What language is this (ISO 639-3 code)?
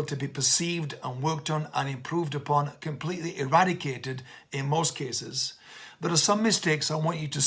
eng